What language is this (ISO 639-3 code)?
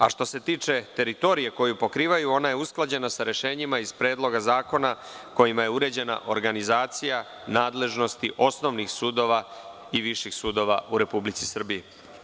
srp